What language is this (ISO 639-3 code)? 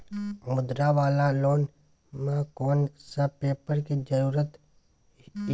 mai